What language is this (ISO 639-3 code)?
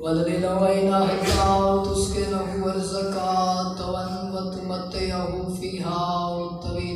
ara